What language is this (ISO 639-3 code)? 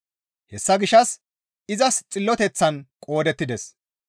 gmv